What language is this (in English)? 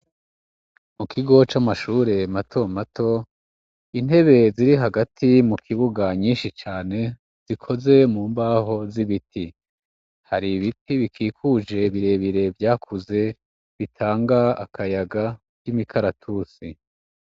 Rundi